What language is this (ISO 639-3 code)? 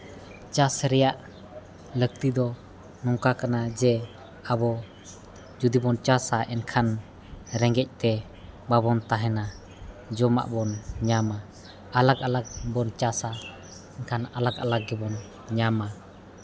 sat